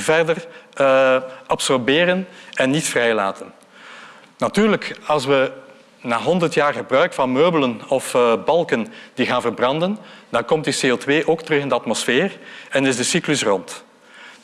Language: Dutch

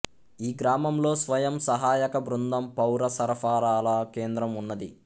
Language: Telugu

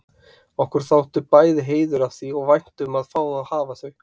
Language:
Icelandic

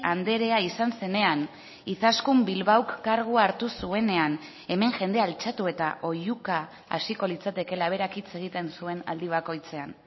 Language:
Basque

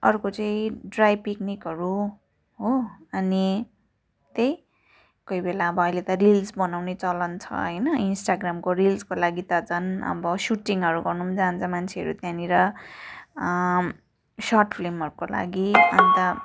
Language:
Nepali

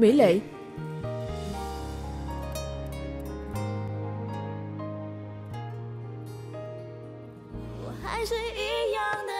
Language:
Vietnamese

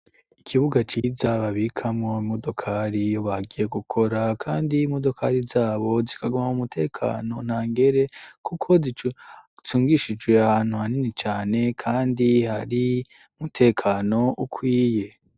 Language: Rundi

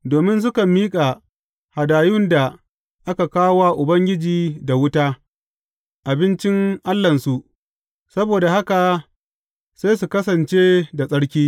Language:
Hausa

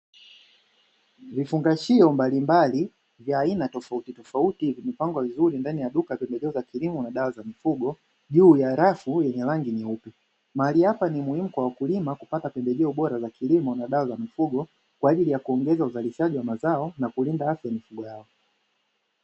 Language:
Swahili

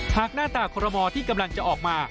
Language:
Thai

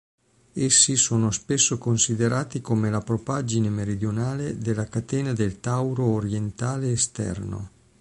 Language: Italian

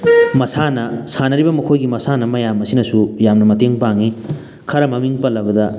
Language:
Manipuri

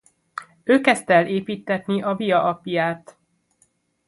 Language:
Hungarian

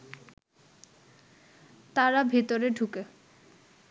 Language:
Bangla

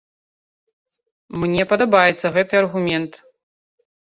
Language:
Belarusian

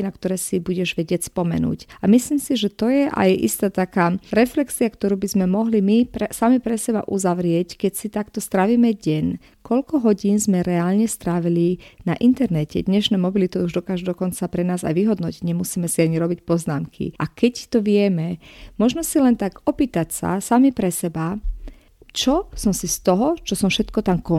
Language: Slovak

